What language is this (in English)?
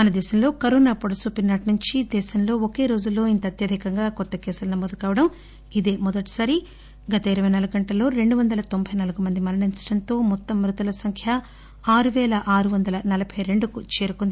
Telugu